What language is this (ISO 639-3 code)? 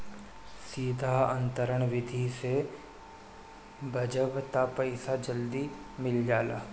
bho